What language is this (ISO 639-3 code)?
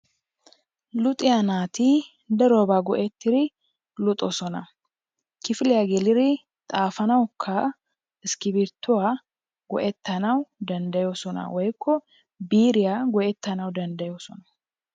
wal